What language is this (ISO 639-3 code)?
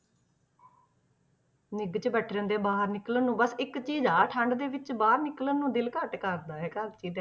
pan